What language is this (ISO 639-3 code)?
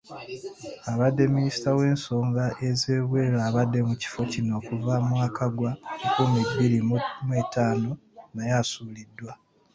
lug